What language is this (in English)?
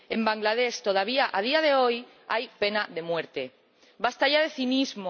Spanish